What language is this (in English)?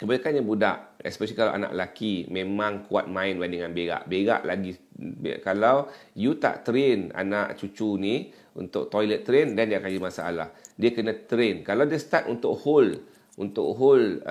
Malay